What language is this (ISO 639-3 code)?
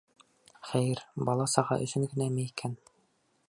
bak